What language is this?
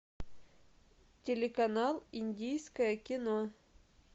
Russian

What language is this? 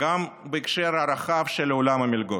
Hebrew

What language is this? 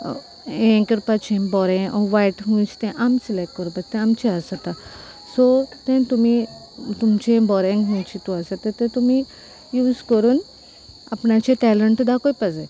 Konkani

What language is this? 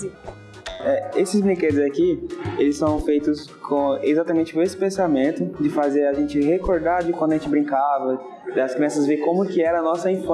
Portuguese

